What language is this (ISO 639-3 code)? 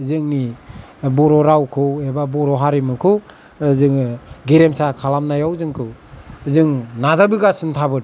brx